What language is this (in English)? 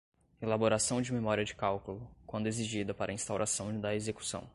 Portuguese